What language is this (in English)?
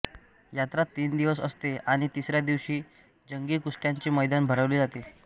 Marathi